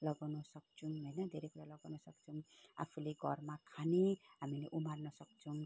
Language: Nepali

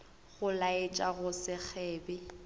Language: Northern Sotho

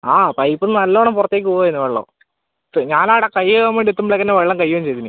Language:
Malayalam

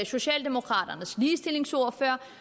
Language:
Danish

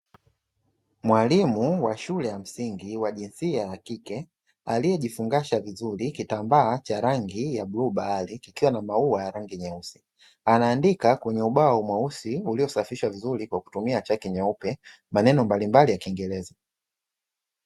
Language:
Swahili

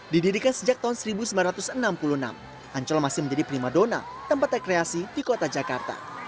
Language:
Indonesian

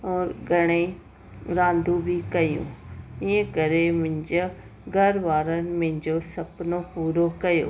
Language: Sindhi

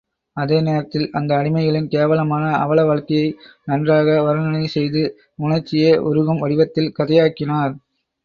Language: Tamil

